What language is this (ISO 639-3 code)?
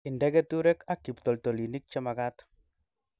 kln